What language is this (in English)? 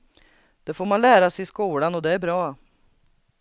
Swedish